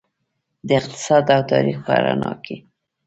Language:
Pashto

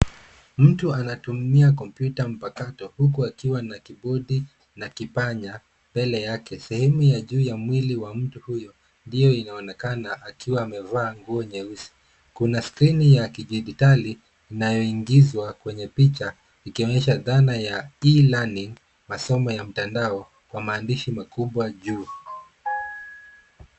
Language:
Swahili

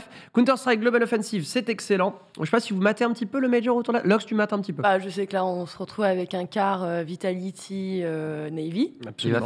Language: French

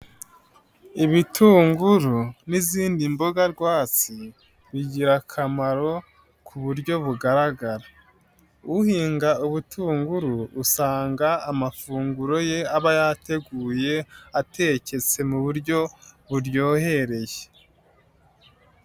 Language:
Kinyarwanda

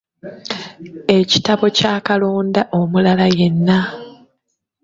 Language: Ganda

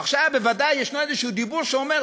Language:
Hebrew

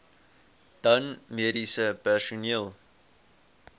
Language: Afrikaans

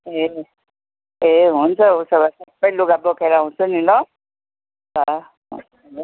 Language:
Nepali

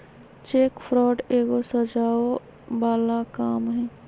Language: Magahi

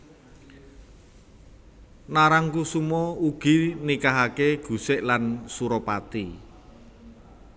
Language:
Javanese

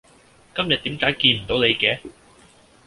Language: Cantonese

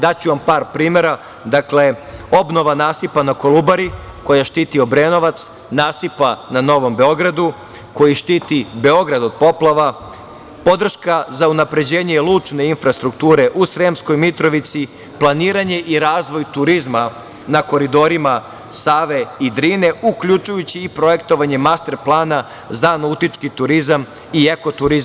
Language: Serbian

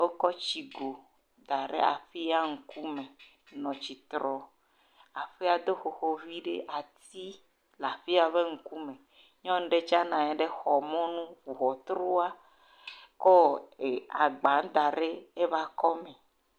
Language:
Ewe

